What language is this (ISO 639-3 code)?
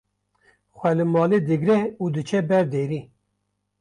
kur